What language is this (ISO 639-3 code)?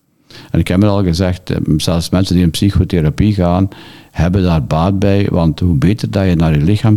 nld